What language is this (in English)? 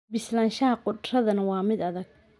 Somali